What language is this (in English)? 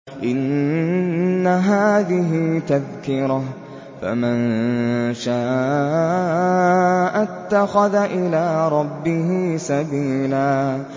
Arabic